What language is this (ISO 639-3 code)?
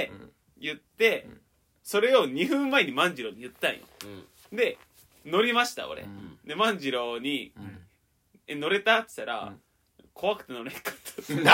jpn